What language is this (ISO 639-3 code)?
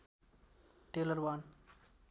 nep